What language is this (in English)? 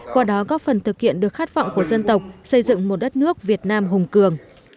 Vietnamese